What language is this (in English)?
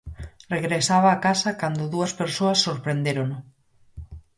Galician